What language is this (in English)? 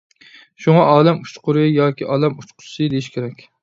Uyghur